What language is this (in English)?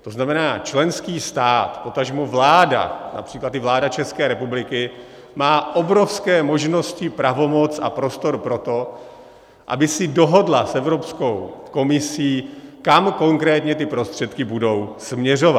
Czech